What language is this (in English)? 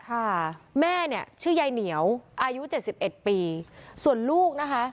Thai